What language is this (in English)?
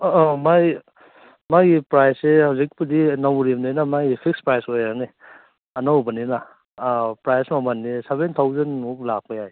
Manipuri